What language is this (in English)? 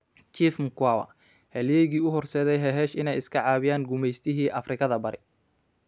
Somali